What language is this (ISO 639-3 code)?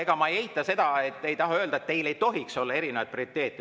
est